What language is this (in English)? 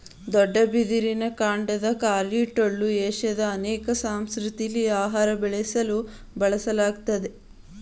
Kannada